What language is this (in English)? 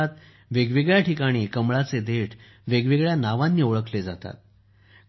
Marathi